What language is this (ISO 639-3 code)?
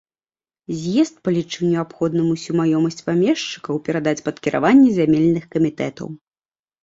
bel